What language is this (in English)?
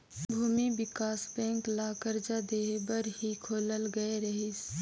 Chhattisgarhi